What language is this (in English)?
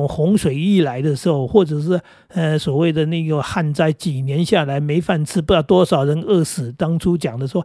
Chinese